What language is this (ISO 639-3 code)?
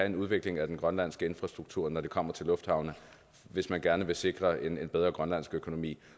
dan